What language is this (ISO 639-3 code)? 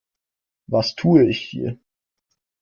deu